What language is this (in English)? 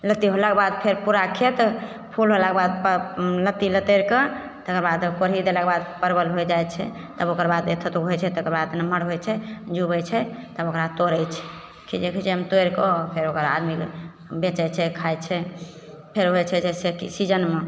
Maithili